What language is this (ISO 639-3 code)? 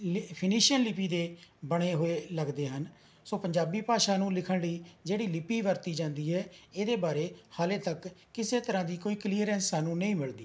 pan